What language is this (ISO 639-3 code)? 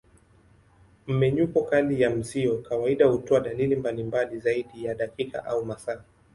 swa